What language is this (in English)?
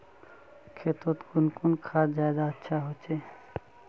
Magahi